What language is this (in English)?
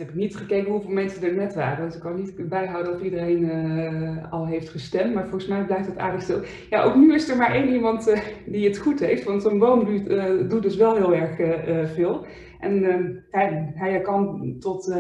Dutch